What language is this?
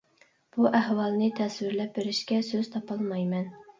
Uyghur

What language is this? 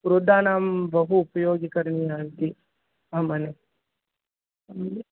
Sanskrit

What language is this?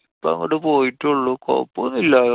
Malayalam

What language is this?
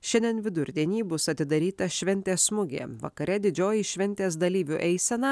Lithuanian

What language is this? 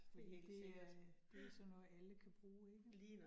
Danish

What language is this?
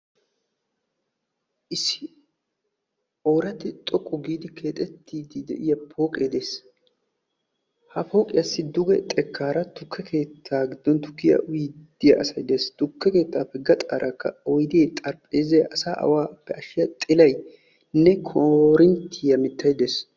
Wolaytta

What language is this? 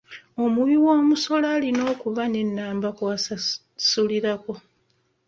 Ganda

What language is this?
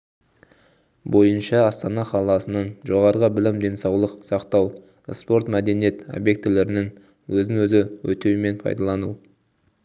Kazakh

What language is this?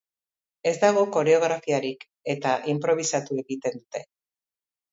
Basque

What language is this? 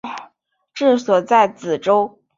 Chinese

